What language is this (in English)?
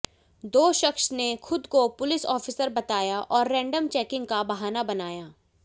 Hindi